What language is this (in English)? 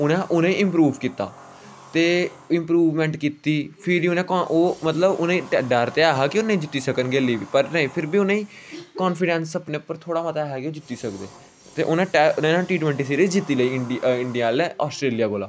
Dogri